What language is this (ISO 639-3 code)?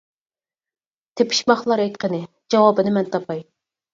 uig